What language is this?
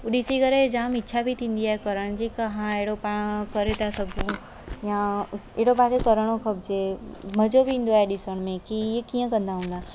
Sindhi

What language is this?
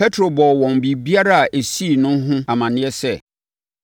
Akan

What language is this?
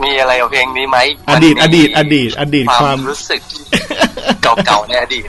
Thai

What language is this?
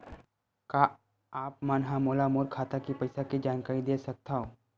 Chhattisgarhi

